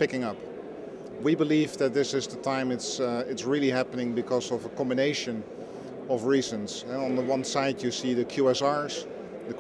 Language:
English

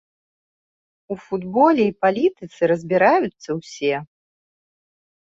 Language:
Belarusian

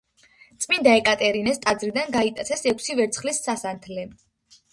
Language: Georgian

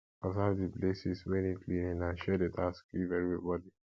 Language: Nigerian Pidgin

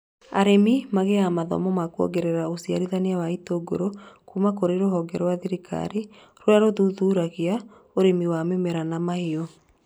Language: Kikuyu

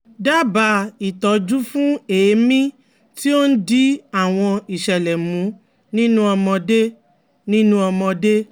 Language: Yoruba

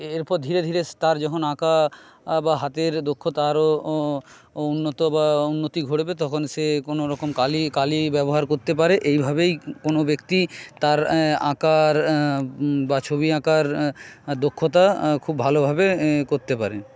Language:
Bangla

